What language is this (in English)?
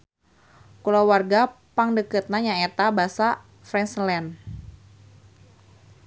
Sundanese